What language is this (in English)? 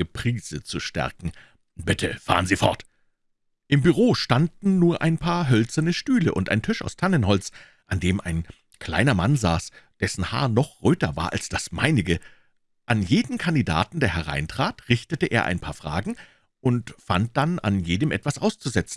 German